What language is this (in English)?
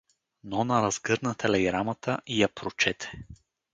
Bulgarian